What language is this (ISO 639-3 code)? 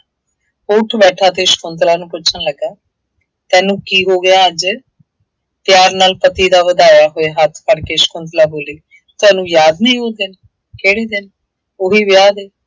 pan